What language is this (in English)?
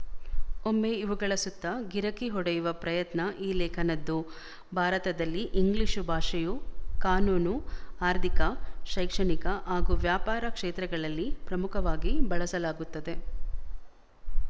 Kannada